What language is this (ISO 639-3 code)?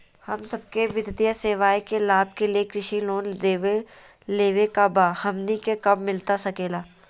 mag